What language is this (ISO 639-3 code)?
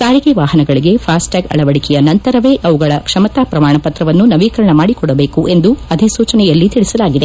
kan